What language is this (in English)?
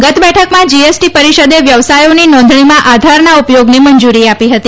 Gujarati